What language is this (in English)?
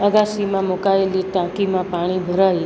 Gujarati